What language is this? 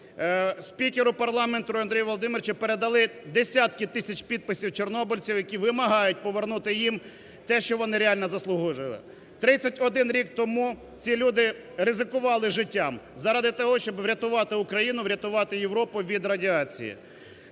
Ukrainian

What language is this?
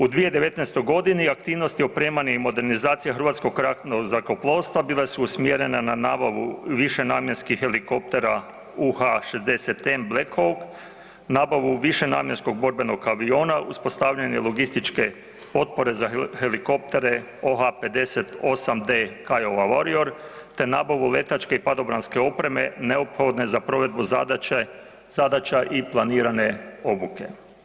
Croatian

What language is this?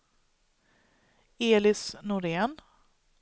Swedish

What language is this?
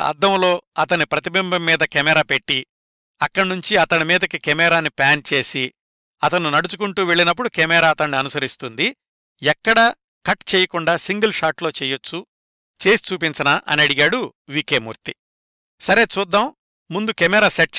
Telugu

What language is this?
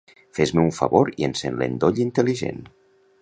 Catalan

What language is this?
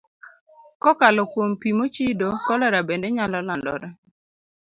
Luo (Kenya and Tanzania)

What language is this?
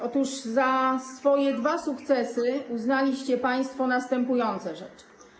Polish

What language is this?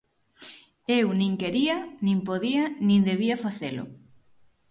Galician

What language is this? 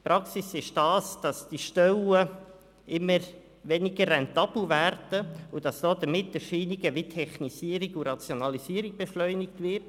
Swiss German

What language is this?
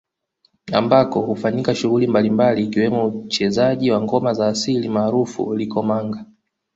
Swahili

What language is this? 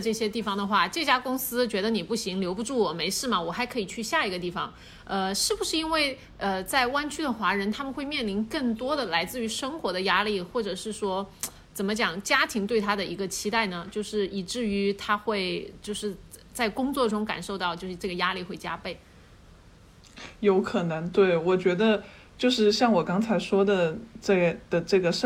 Chinese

